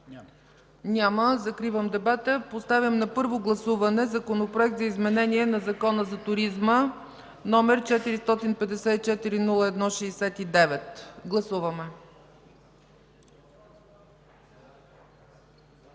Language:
Bulgarian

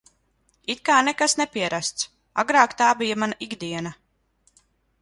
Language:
Latvian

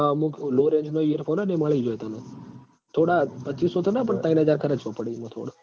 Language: Gujarati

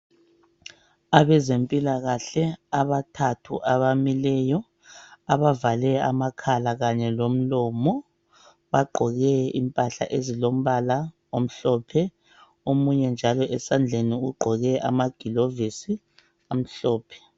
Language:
North Ndebele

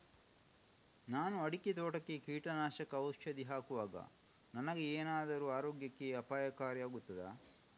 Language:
Kannada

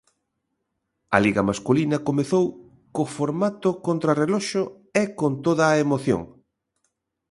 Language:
Galician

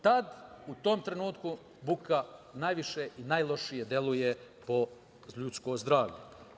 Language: Serbian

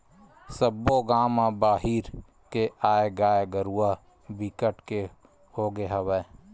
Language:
Chhattisgarhi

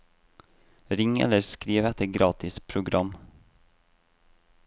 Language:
Norwegian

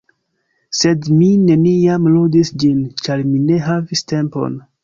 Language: Esperanto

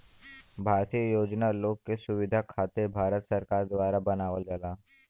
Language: Bhojpuri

